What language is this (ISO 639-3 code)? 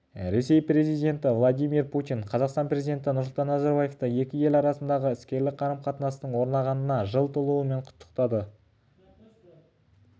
kaz